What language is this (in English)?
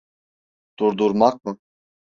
Turkish